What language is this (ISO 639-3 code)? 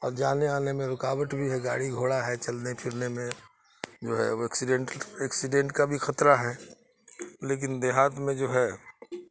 urd